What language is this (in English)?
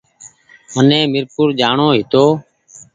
Goaria